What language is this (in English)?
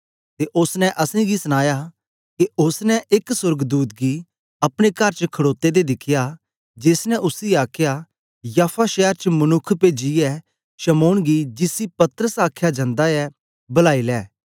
Dogri